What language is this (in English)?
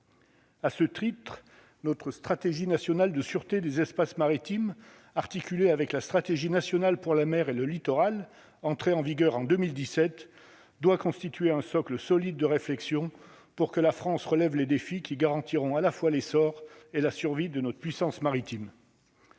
French